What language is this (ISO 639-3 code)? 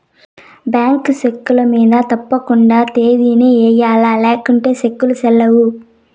tel